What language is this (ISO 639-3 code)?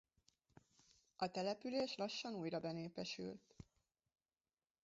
hun